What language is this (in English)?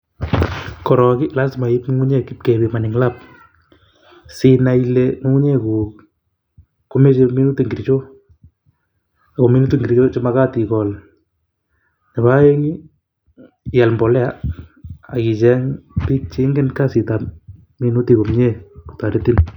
Kalenjin